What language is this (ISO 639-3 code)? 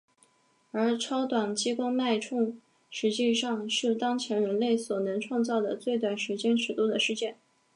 zho